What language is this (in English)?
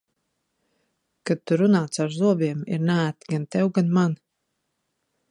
Latvian